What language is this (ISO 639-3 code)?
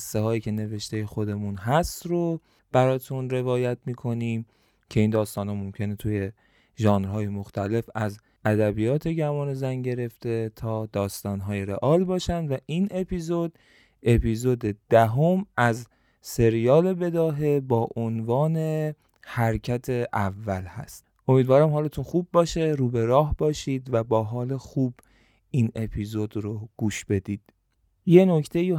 fas